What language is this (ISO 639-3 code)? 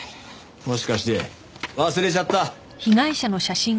jpn